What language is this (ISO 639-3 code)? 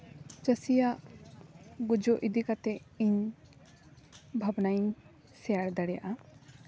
sat